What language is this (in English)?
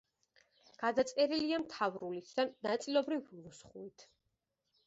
Georgian